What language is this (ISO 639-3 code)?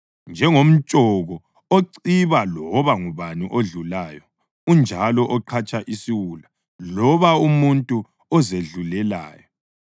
nde